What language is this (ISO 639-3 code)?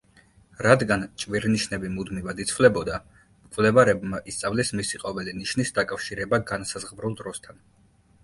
kat